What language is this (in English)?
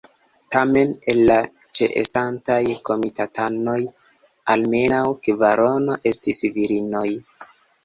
Esperanto